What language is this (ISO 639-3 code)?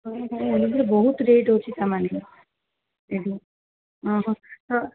ori